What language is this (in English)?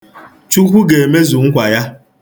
Igbo